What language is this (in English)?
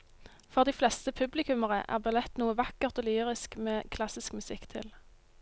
Norwegian